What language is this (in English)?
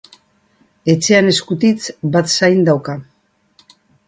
Basque